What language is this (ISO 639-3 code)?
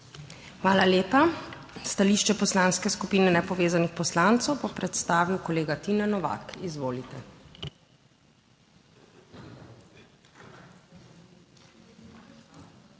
slv